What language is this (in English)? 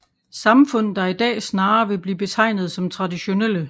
Danish